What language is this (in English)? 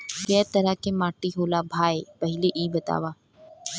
Bhojpuri